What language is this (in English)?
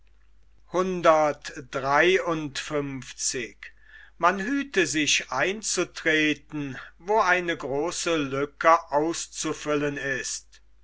German